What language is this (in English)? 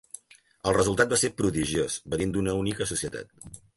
Catalan